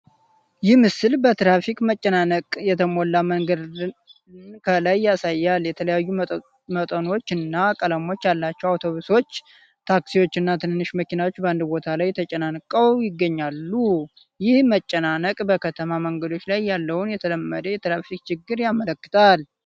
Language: Amharic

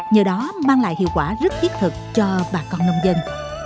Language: Vietnamese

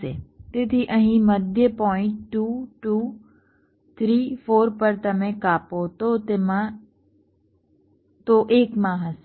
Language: Gujarati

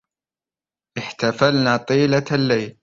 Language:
Arabic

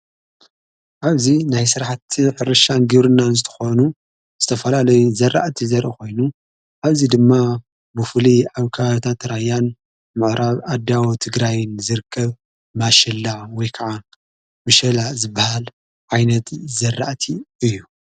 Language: Tigrinya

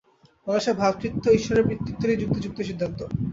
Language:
Bangla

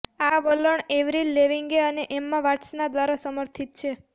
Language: Gujarati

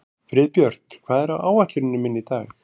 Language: Icelandic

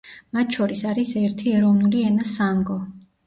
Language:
Georgian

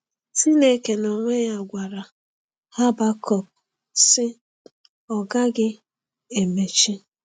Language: Igbo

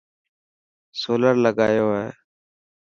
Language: Dhatki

